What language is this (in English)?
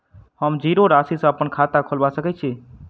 Maithili